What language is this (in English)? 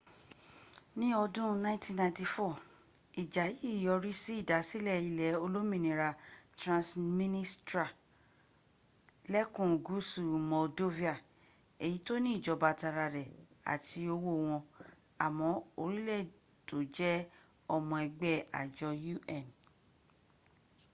Yoruba